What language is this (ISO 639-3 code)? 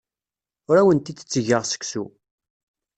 kab